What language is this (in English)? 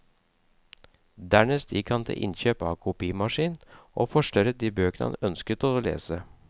Norwegian